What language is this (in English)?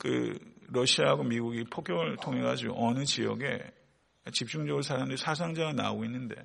Korean